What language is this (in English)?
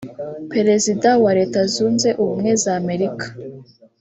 Kinyarwanda